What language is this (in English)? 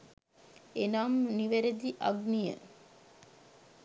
Sinhala